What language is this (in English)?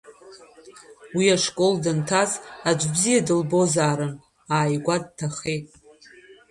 Abkhazian